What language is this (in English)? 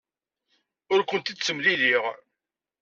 Kabyle